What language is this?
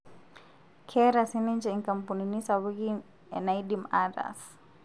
Masai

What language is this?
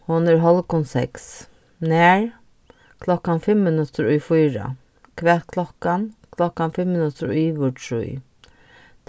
Faroese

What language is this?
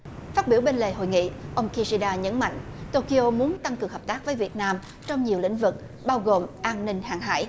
Vietnamese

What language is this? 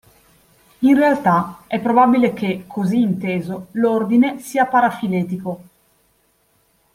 Italian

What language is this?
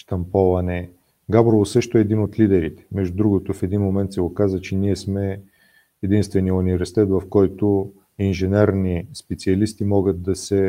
Bulgarian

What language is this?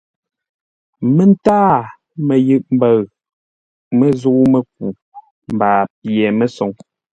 Ngombale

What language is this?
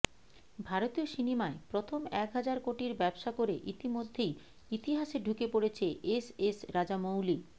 Bangla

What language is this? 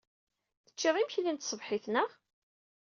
Kabyle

